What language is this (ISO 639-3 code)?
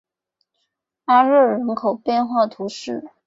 zho